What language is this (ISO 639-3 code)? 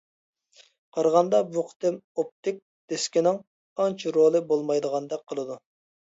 uig